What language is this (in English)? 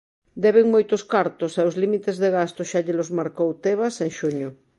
Galician